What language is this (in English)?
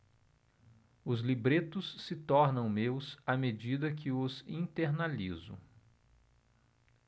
Portuguese